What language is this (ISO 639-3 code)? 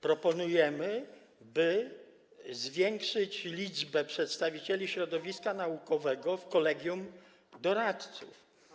pol